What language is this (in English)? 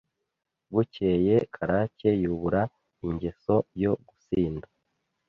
Kinyarwanda